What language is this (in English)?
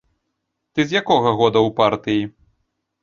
Belarusian